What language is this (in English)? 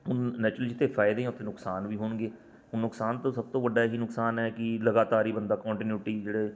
Punjabi